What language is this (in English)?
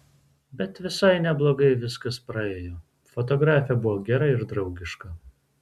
Lithuanian